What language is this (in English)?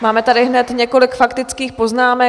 Czech